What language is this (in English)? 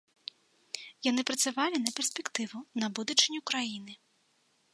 Belarusian